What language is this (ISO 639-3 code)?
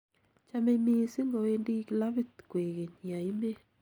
kln